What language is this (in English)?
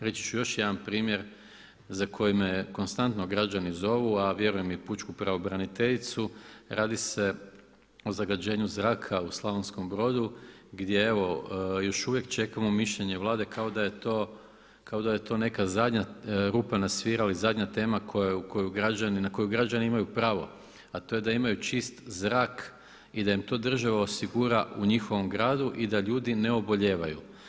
Croatian